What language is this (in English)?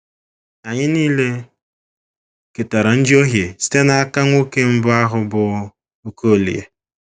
Igbo